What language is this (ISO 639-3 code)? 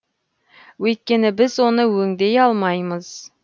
kaz